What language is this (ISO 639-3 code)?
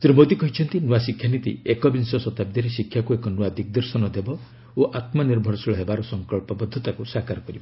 ori